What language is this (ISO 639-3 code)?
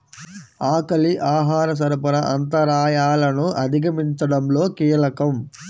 tel